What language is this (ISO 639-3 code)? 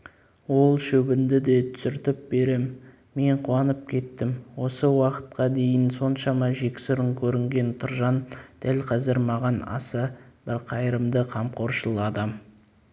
kaz